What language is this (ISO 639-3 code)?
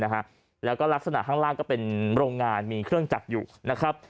tha